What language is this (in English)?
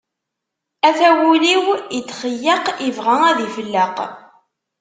Kabyle